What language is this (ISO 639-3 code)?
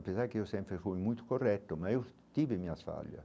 por